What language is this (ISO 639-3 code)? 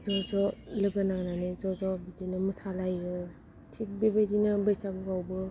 brx